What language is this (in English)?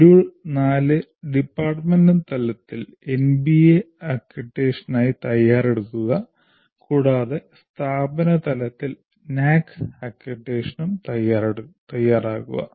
Malayalam